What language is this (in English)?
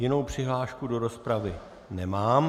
Czech